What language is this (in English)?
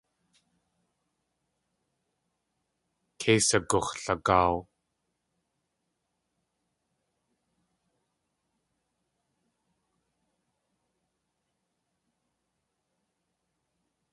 Tlingit